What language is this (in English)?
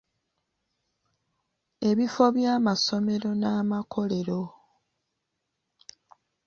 Ganda